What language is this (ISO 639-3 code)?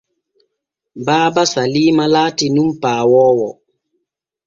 fue